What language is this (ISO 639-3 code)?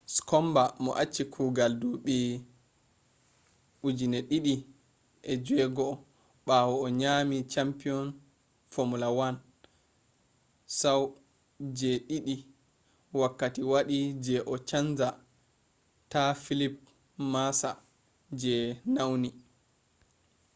ful